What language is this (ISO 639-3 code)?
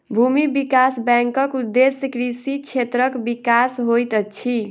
mai